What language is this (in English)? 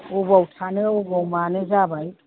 Bodo